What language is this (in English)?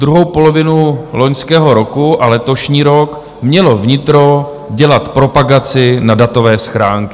Czech